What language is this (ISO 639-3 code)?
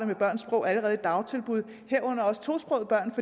dan